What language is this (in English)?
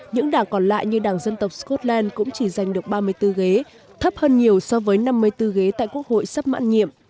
Vietnamese